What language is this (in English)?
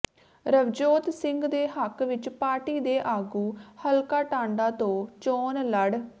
Punjabi